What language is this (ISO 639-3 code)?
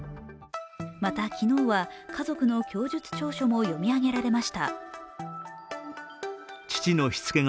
jpn